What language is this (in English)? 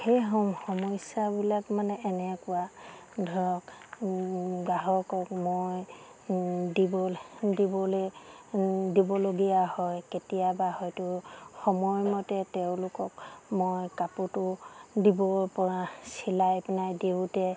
Assamese